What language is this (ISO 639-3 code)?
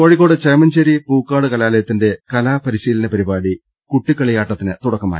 mal